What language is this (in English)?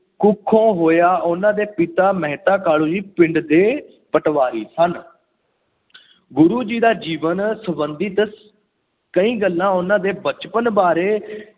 Punjabi